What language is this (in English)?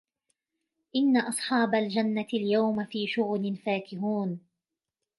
Arabic